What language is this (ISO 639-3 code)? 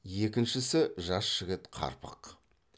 kaz